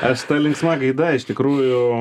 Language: Lithuanian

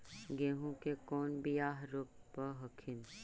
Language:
Magahi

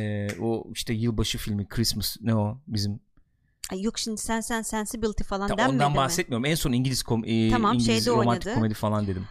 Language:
Turkish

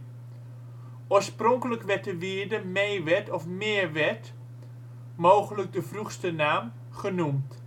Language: Dutch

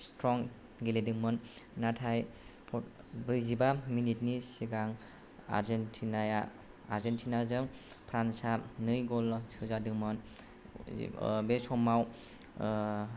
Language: Bodo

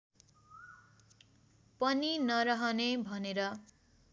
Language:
Nepali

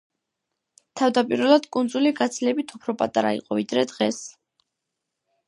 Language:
Georgian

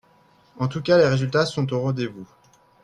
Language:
French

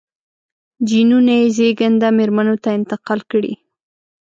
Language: Pashto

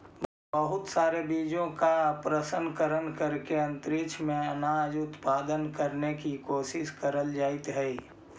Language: Magahi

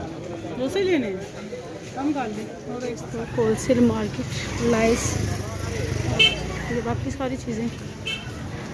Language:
Turkish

